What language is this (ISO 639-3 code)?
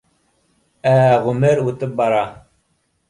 bak